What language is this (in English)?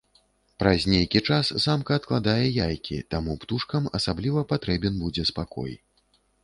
Belarusian